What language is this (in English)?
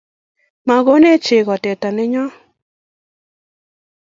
Kalenjin